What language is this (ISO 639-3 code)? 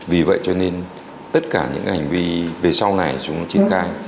vie